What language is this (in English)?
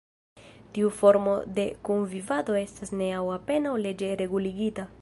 Esperanto